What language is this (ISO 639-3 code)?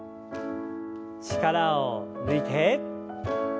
jpn